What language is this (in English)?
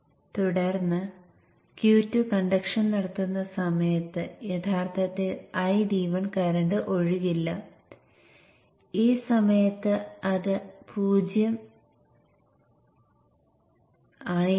Malayalam